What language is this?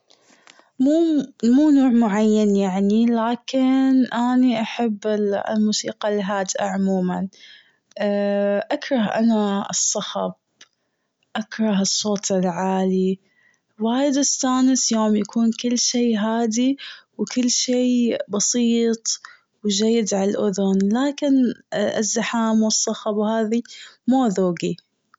Gulf Arabic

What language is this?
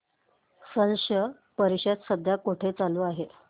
Marathi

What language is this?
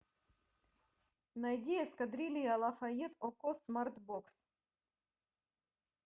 Russian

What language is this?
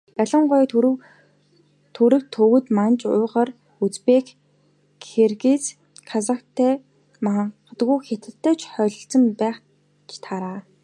Mongolian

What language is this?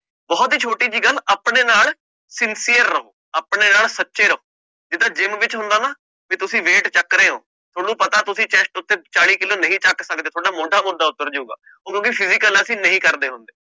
Punjabi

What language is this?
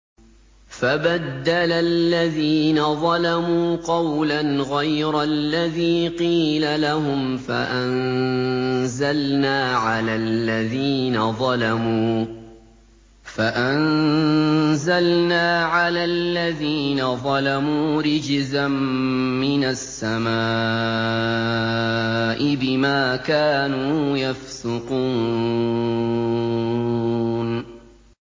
Arabic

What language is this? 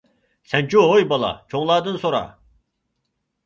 Uyghur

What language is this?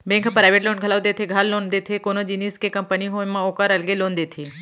Chhattisgarhi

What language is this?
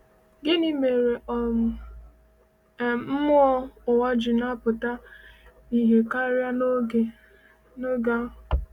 Igbo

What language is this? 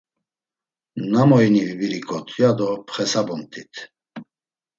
Laz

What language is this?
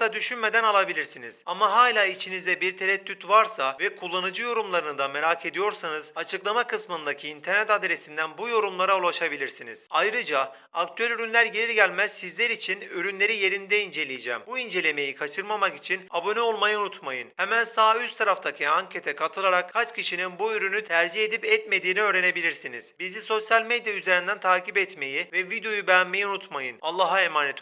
Turkish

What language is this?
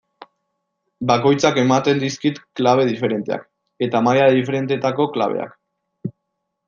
Basque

